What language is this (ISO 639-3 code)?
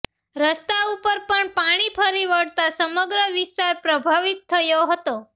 guj